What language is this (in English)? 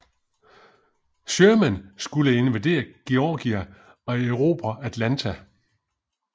Danish